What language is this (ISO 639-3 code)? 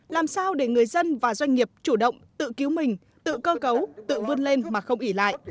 vie